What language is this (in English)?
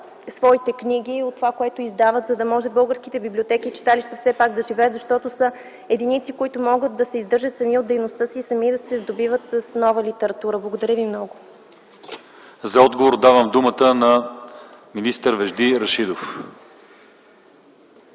Bulgarian